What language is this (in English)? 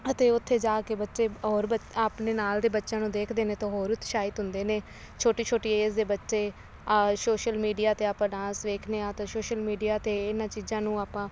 Punjabi